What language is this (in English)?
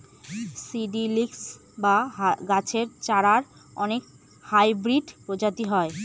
Bangla